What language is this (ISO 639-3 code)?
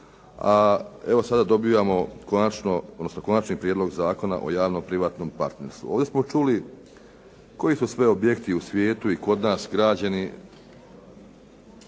hrv